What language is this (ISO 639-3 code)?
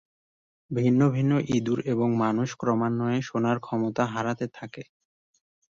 ben